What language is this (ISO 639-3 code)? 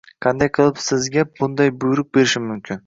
uzb